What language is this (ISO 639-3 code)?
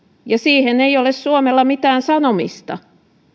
fin